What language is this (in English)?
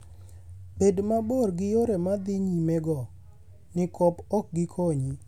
Luo (Kenya and Tanzania)